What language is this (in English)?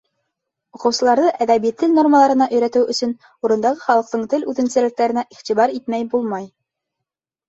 Bashkir